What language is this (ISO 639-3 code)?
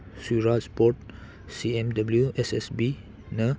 mni